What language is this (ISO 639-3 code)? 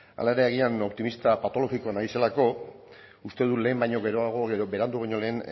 eus